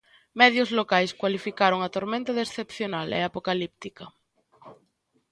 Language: Galician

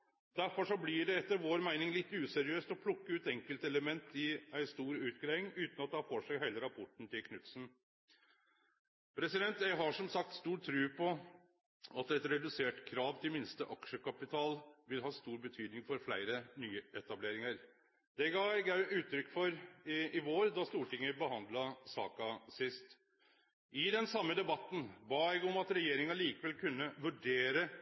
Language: Norwegian Nynorsk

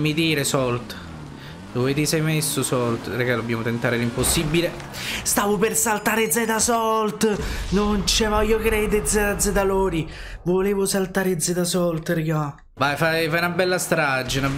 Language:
Italian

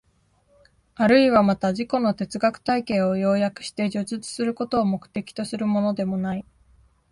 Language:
Japanese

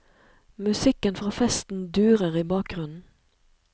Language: Norwegian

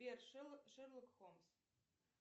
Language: Russian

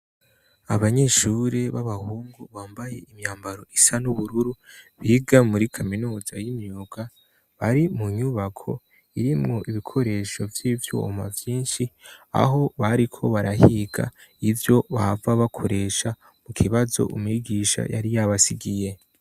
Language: Rundi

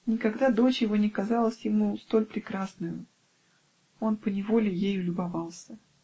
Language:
Russian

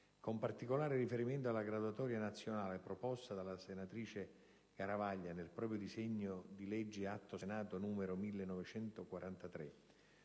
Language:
Italian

